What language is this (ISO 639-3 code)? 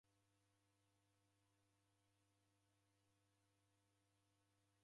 dav